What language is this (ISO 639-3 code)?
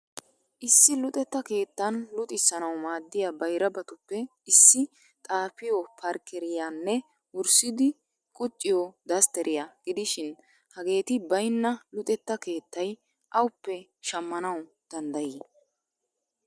wal